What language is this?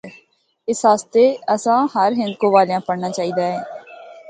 Northern Hindko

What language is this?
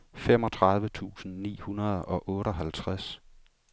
Danish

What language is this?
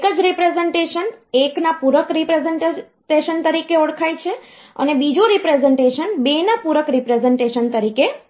Gujarati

